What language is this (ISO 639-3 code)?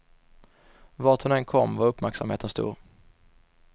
swe